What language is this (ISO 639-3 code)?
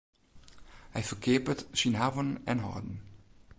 fry